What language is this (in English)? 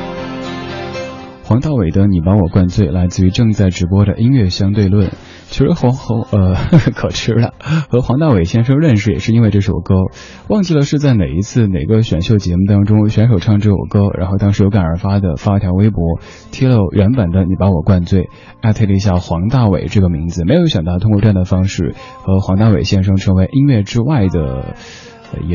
Chinese